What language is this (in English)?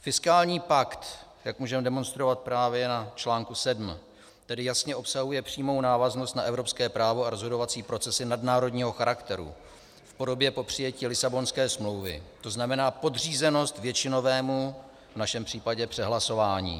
Czech